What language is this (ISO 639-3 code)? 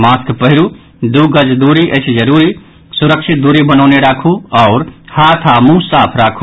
mai